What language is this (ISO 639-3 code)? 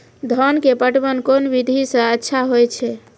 mai